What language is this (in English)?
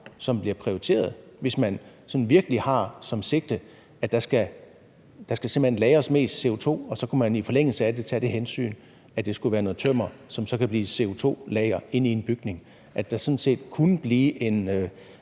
Danish